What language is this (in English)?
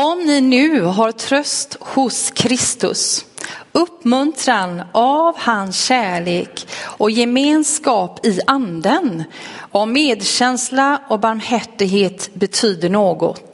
Swedish